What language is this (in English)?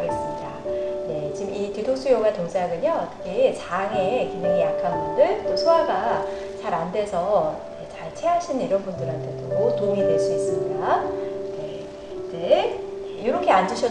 Korean